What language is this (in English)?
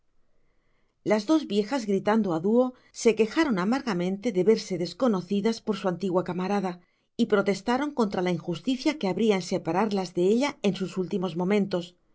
Spanish